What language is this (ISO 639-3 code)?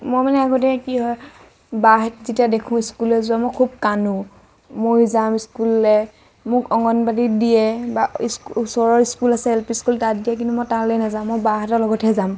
asm